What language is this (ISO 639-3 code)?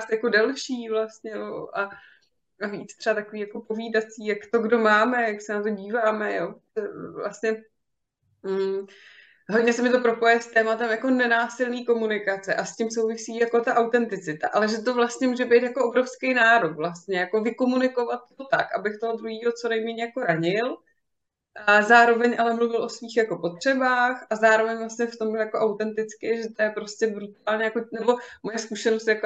ces